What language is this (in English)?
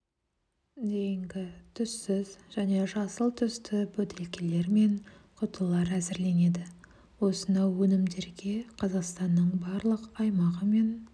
Kazakh